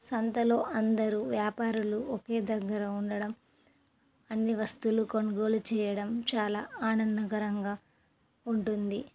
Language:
Telugu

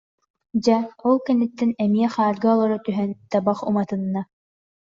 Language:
Yakut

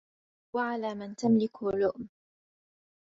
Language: Arabic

